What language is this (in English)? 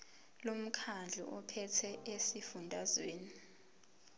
Zulu